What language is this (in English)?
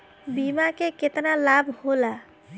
Bhojpuri